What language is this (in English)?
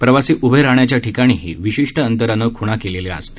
Marathi